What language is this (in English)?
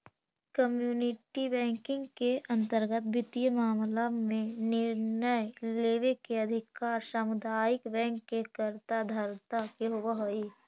Magahi